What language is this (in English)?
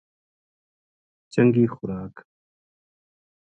Gujari